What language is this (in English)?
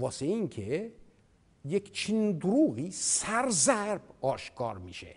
Persian